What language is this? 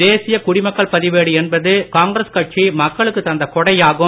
Tamil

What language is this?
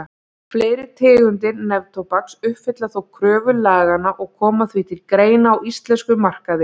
Icelandic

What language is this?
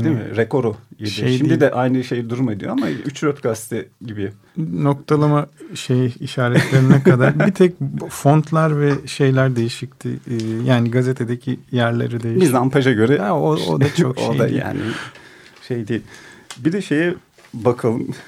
Turkish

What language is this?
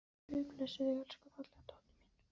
Icelandic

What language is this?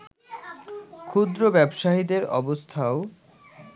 Bangla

